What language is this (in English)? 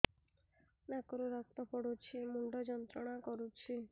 Odia